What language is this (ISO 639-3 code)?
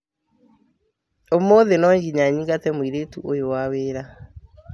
kik